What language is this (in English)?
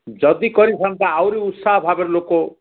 Odia